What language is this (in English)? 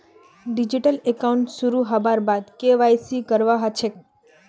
Magahi